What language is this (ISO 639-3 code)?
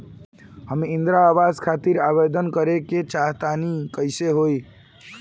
bho